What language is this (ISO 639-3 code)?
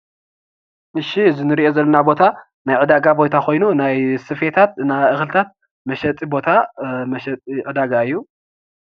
tir